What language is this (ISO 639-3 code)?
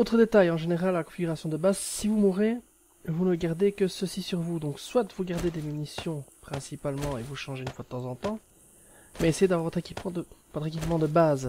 fra